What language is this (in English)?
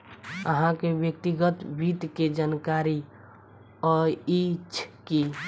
Maithili